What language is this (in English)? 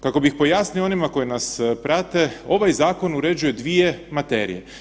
Croatian